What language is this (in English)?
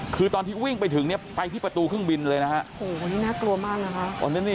Thai